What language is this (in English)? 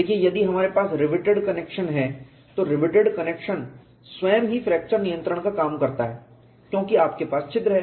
Hindi